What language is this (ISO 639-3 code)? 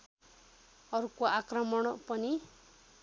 nep